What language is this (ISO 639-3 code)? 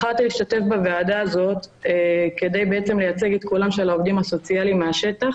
heb